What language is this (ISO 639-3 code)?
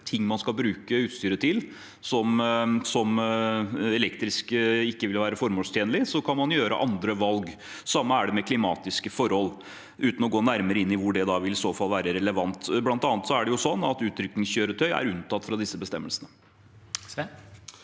nor